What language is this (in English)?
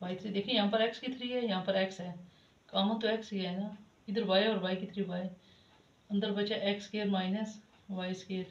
Hindi